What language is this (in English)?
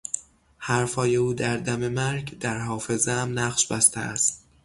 Persian